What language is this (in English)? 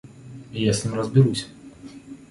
Russian